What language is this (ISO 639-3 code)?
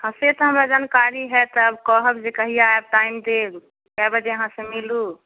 mai